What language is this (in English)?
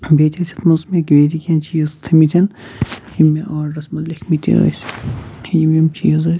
Kashmiri